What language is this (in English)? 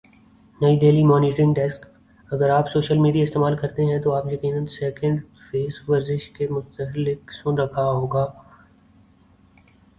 Urdu